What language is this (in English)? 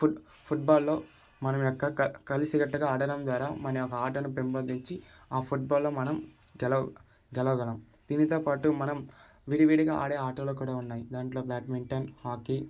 Telugu